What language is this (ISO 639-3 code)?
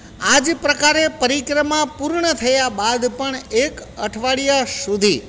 guj